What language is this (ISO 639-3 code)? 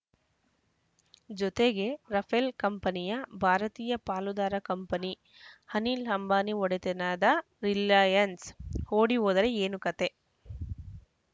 kan